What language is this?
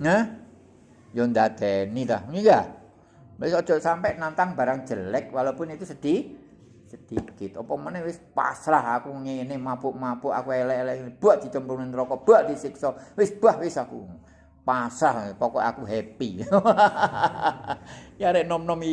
Indonesian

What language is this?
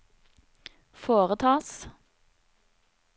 Norwegian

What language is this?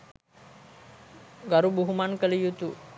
Sinhala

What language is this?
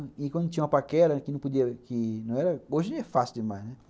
Portuguese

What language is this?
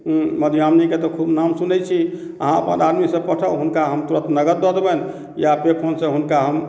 Maithili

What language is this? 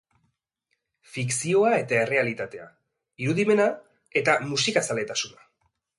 Basque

